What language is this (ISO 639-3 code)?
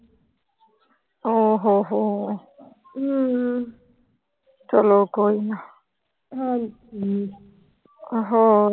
pan